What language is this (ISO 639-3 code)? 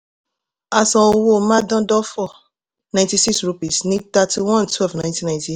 yor